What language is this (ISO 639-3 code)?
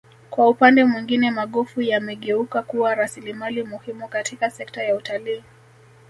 swa